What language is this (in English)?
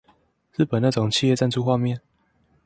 Chinese